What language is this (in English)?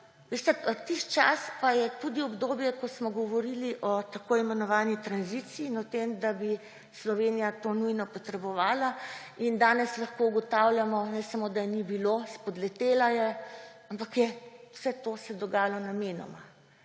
Slovenian